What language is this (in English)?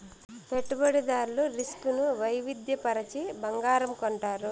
Telugu